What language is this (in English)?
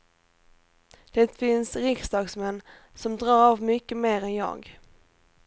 Swedish